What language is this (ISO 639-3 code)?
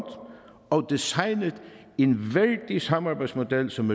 dan